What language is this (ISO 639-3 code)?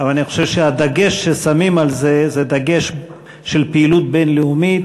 heb